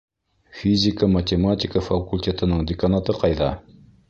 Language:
Bashkir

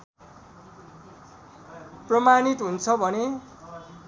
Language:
Nepali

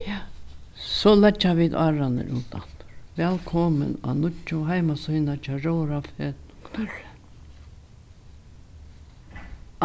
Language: Faroese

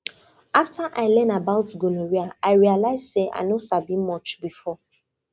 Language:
Nigerian Pidgin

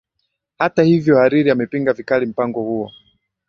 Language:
Swahili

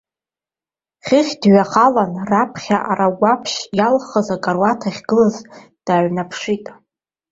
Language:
Abkhazian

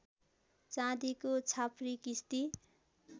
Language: Nepali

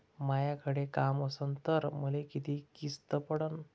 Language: Marathi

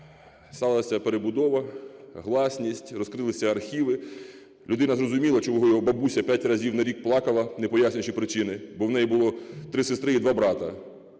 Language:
Ukrainian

